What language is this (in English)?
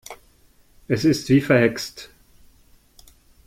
German